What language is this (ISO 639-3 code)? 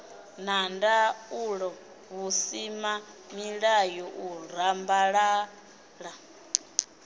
ven